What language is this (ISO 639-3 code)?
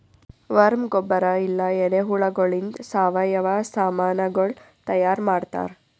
kan